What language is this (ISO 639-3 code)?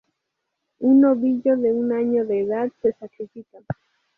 spa